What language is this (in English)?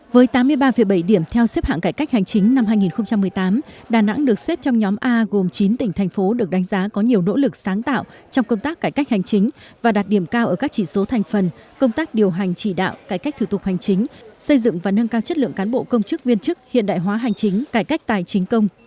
Vietnamese